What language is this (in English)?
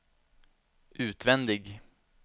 Swedish